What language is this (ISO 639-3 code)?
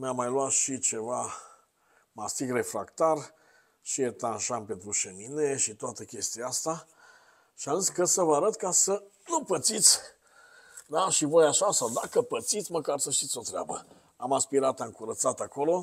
ron